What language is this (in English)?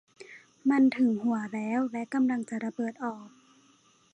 Thai